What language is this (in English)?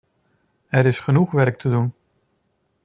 Dutch